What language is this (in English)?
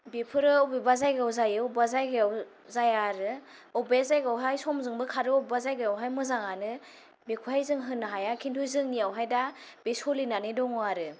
Bodo